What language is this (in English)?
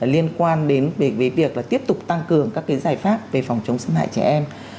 Vietnamese